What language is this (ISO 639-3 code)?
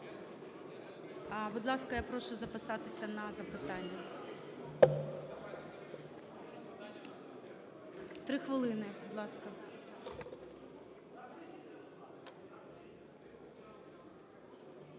ukr